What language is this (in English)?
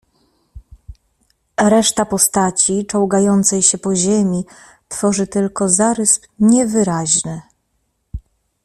Polish